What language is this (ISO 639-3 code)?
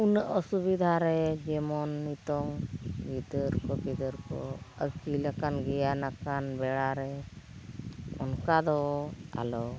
sat